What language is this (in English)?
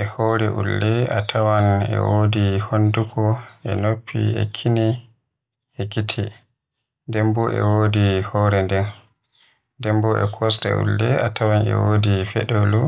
Western Niger Fulfulde